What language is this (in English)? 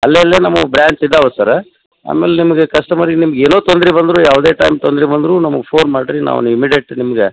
Kannada